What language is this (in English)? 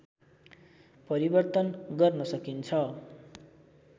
Nepali